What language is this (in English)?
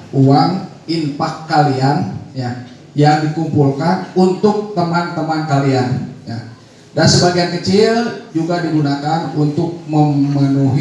Indonesian